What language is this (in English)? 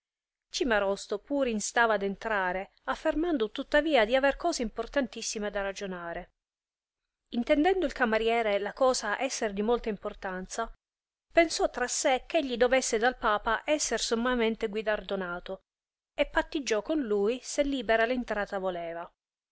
Italian